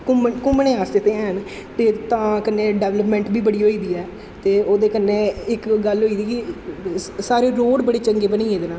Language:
Dogri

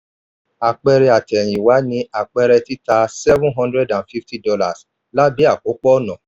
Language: Yoruba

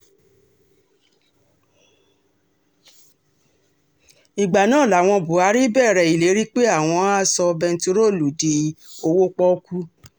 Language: Yoruba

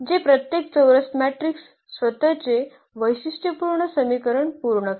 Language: Marathi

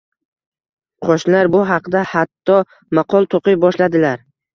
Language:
Uzbek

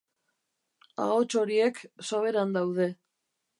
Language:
Basque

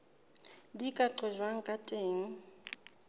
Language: Southern Sotho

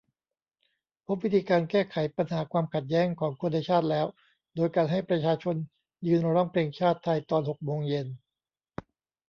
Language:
Thai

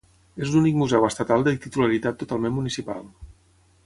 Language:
Catalan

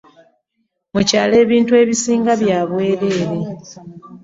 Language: Ganda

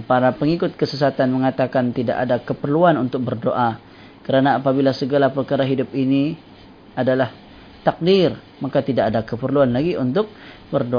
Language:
Malay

